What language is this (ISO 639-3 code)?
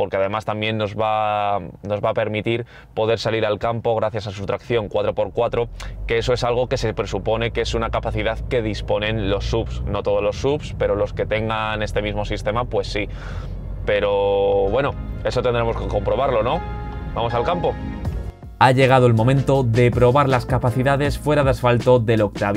spa